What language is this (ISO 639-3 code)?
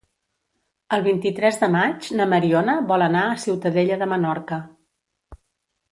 cat